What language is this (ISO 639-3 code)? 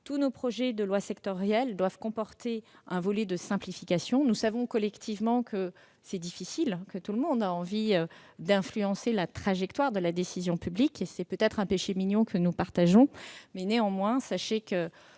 fra